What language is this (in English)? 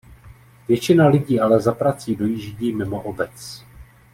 Czech